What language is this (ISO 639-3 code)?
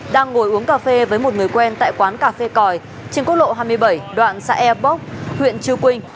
vie